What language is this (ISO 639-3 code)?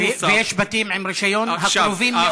heb